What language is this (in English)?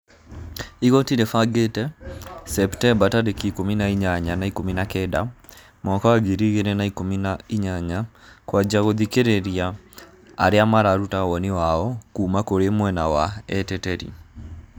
Kikuyu